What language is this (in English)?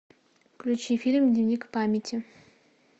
Russian